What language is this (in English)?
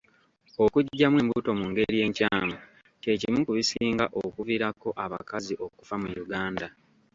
Ganda